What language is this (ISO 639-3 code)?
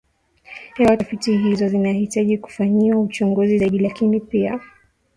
swa